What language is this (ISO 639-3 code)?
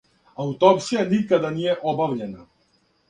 srp